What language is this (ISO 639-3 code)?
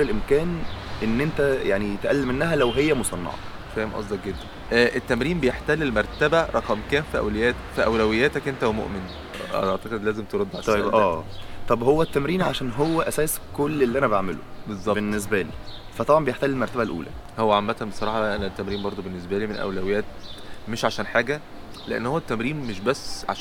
ara